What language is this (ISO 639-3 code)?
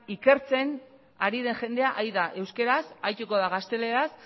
eus